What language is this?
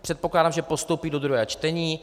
Czech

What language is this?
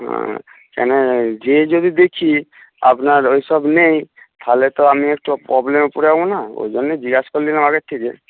Bangla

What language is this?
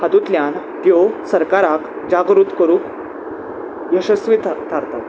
Konkani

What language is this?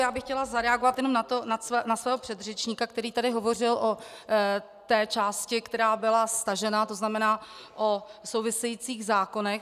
Czech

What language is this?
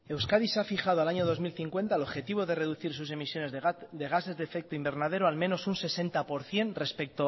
Spanish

